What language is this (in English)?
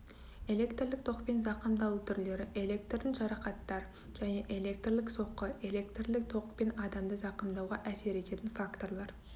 Kazakh